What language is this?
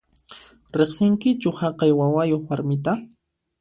Puno Quechua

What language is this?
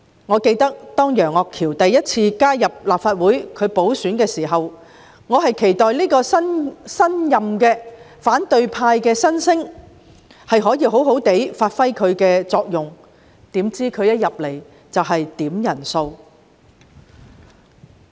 Cantonese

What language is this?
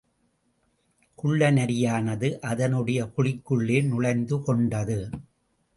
Tamil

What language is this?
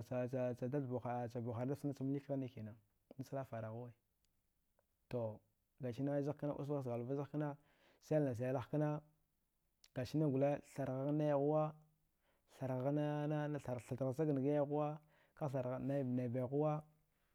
Dghwede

